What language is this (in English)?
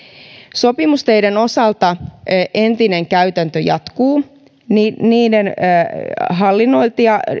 Finnish